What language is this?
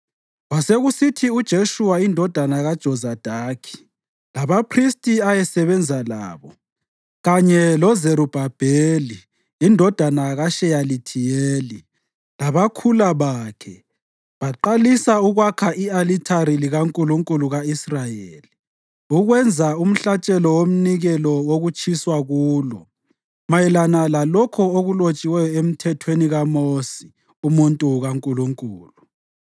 North Ndebele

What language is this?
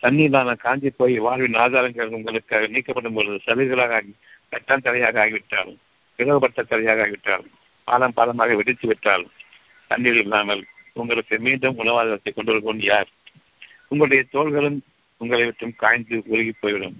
Tamil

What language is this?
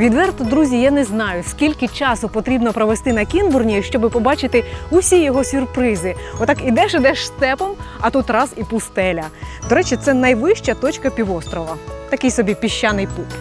Ukrainian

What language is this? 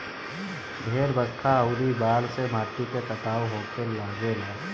Bhojpuri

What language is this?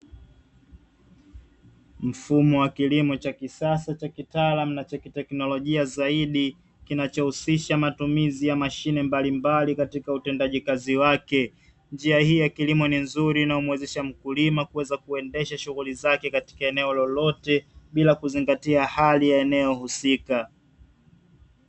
Swahili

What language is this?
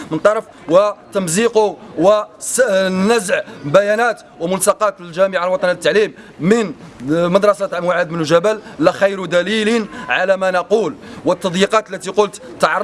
Arabic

